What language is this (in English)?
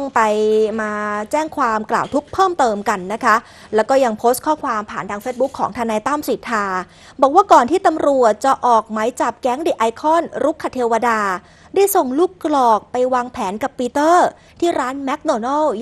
Thai